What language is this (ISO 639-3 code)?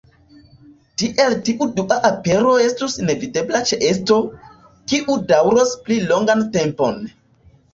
epo